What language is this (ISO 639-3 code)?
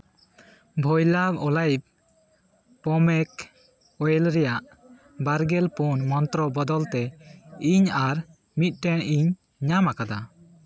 sat